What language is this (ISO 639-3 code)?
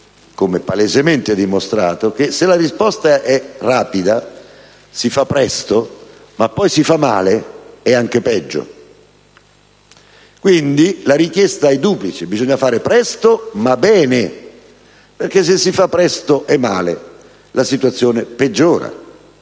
ita